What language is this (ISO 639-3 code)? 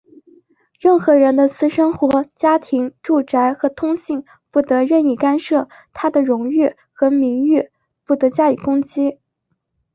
zho